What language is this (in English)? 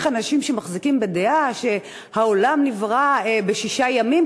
Hebrew